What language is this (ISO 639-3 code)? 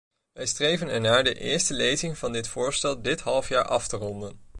nld